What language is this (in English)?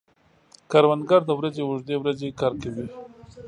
Pashto